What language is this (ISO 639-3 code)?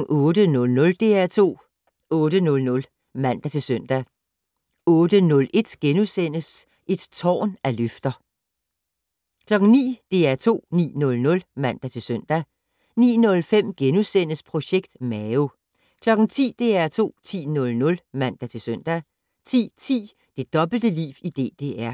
dan